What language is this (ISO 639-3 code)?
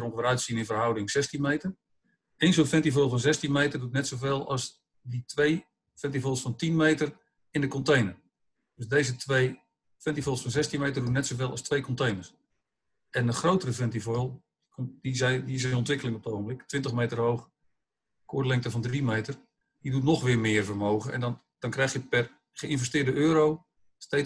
nld